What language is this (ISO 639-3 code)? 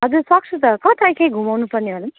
nep